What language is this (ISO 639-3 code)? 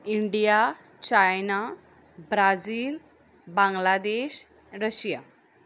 kok